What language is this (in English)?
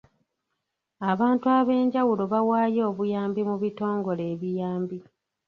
Ganda